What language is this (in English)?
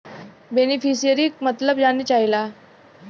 Bhojpuri